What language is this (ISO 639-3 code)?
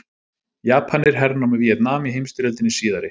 isl